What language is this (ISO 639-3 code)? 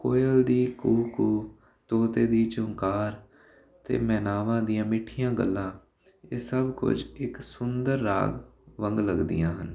pan